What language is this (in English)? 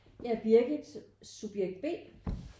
Danish